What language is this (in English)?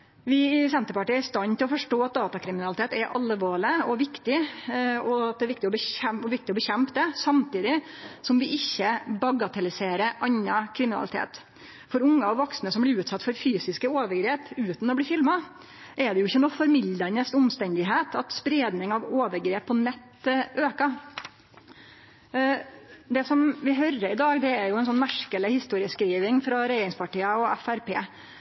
Norwegian Nynorsk